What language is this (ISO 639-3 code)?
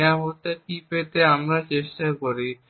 ben